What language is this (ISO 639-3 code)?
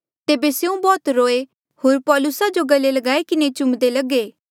mjl